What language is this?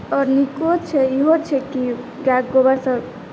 Maithili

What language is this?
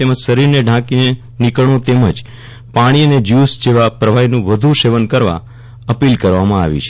Gujarati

